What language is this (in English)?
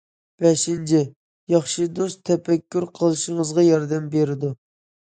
Uyghur